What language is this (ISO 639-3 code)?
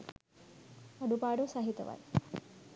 sin